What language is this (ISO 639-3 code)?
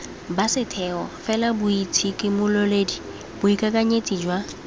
tsn